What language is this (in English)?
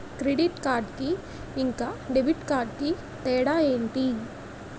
Telugu